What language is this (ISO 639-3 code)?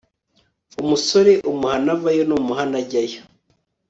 kin